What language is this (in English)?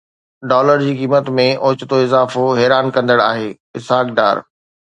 Sindhi